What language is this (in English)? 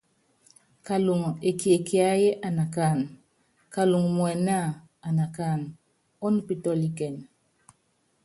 Yangben